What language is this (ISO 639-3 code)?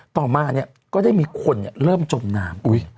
tha